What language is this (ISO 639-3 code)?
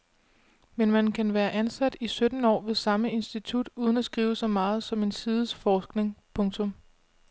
dan